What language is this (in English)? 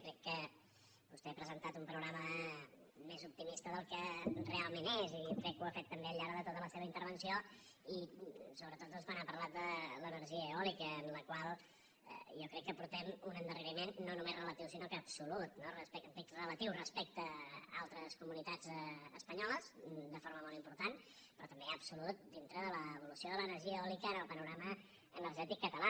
Catalan